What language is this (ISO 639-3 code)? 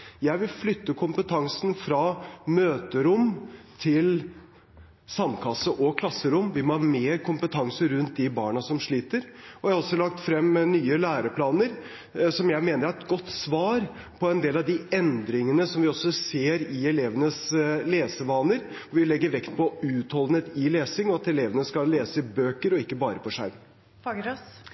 nob